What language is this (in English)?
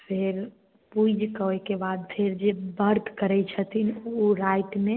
Maithili